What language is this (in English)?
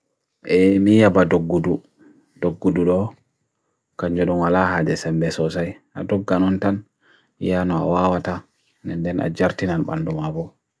Bagirmi Fulfulde